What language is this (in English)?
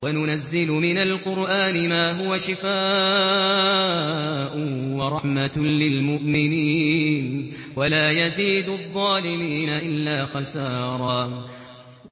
Arabic